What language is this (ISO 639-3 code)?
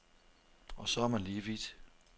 dan